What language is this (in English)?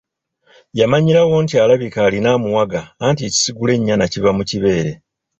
Ganda